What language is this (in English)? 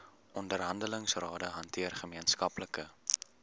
Afrikaans